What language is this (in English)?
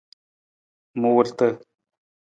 Nawdm